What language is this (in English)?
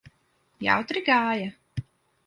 Latvian